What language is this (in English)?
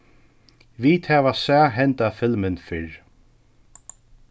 Faroese